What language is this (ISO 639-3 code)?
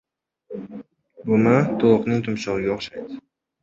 uzb